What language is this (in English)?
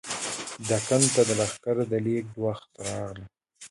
Pashto